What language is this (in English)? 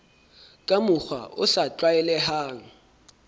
Southern Sotho